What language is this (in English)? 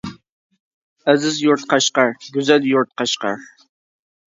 Uyghur